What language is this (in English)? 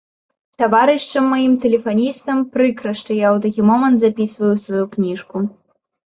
Belarusian